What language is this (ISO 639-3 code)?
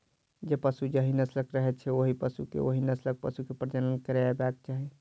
mai